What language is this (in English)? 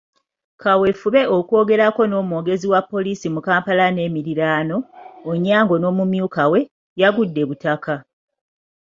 Ganda